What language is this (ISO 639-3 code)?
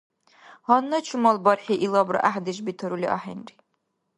dar